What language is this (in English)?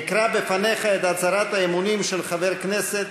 Hebrew